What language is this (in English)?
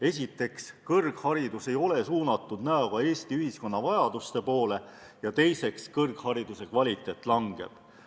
Estonian